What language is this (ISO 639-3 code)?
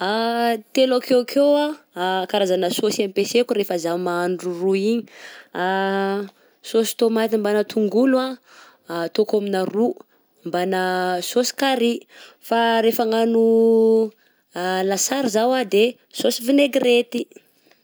bzc